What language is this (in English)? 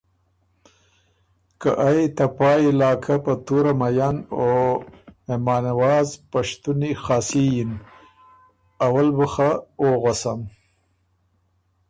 Ormuri